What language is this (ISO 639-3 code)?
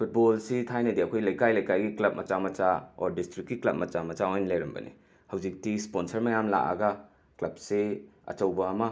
mni